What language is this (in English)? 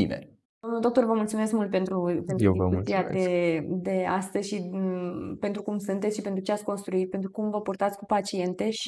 Romanian